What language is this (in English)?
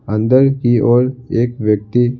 Hindi